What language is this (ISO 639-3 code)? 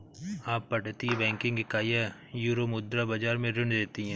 hin